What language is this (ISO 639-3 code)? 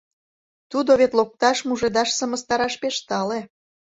chm